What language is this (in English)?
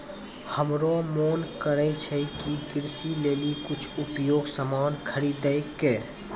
Maithili